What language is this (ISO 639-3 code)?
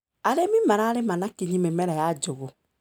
kik